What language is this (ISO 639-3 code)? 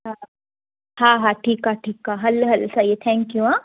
snd